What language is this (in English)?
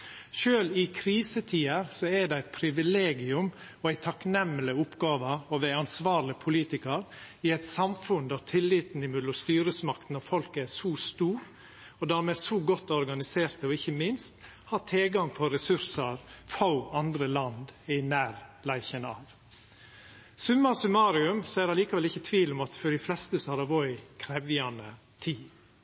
Norwegian Nynorsk